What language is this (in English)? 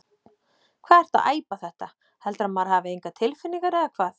Icelandic